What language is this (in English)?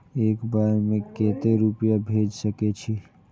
Maithili